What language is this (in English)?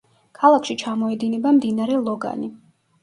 Georgian